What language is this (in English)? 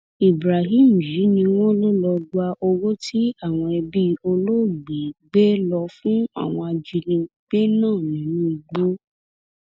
Yoruba